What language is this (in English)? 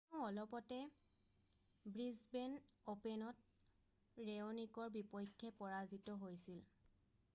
Assamese